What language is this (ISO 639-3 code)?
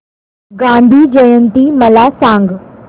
mar